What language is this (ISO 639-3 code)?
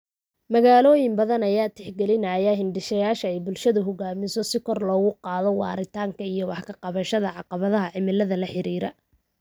som